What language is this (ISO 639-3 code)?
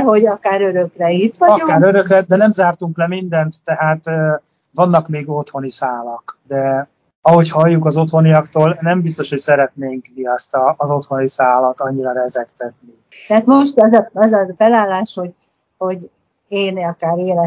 hun